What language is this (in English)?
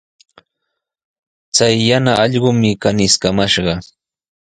Sihuas Ancash Quechua